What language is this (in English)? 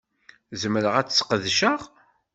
Kabyle